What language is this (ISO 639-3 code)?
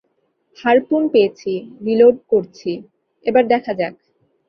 ben